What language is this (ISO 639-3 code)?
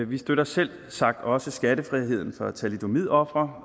dan